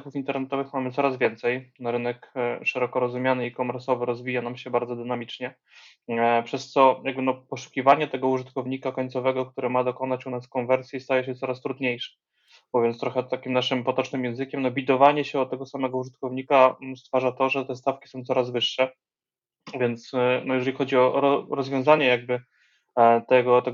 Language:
Polish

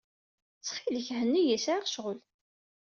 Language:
Kabyle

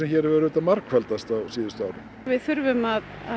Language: Icelandic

